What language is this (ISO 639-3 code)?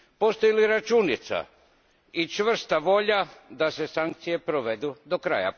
hrv